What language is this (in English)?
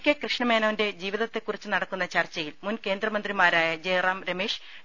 Malayalam